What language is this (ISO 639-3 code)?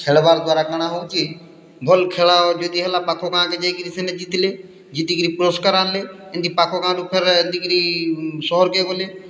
ori